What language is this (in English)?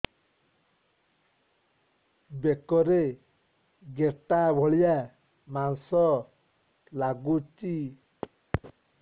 Odia